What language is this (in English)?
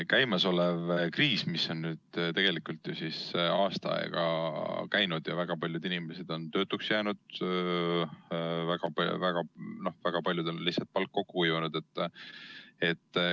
Estonian